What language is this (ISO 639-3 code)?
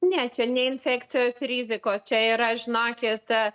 lit